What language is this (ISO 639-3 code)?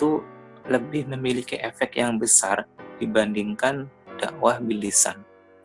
ind